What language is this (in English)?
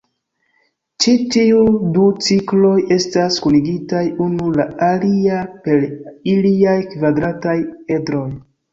Esperanto